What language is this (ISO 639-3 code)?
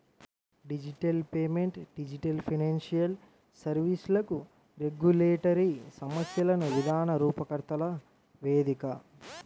tel